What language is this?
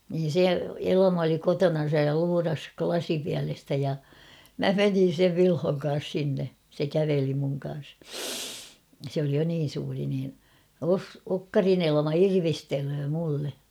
Finnish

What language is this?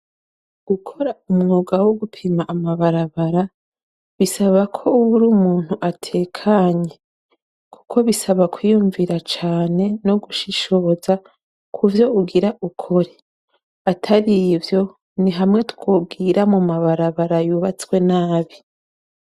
Rundi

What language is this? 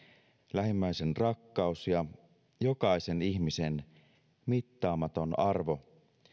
Finnish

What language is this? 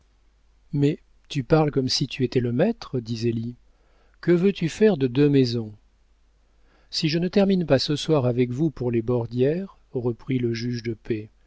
French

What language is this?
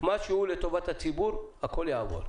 Hebrew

